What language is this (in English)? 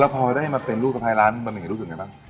Thai